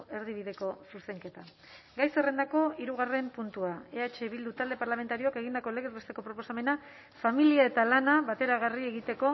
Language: Basque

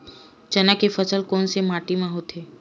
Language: Chhattisgarhi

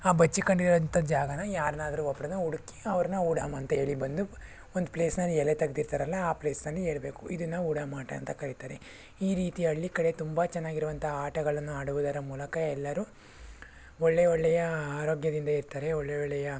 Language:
Kannada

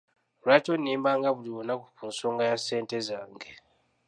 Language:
Ganda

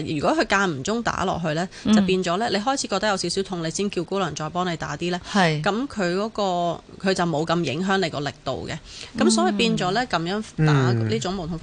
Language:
Chinese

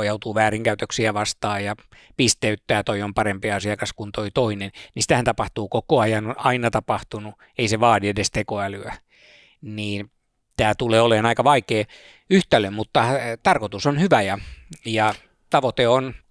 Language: Finnish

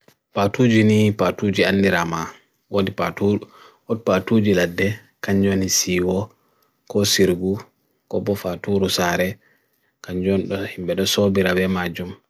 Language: Bagirmi Fulfulde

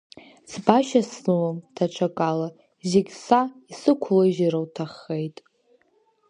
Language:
Abkhazian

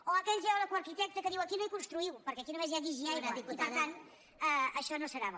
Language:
Catalan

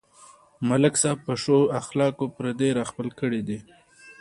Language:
Pashto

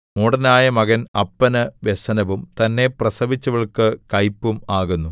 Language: Malayalam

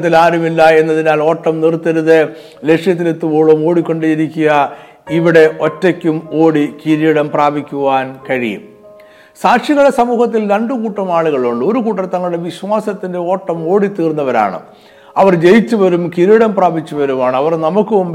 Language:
Malayalam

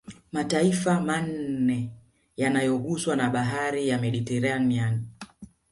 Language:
Swahili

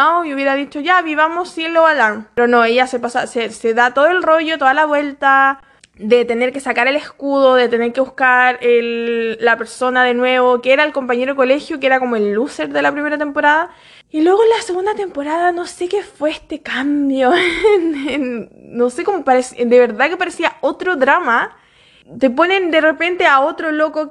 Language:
Spanish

